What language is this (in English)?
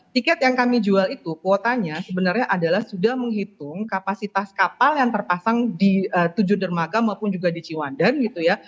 Indonesian